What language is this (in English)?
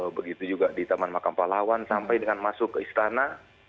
Indonesian